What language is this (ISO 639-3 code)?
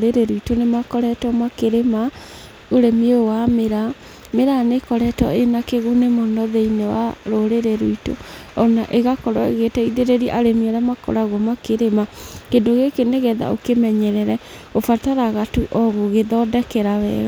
kik